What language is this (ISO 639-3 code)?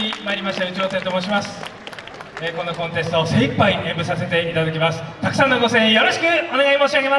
jpn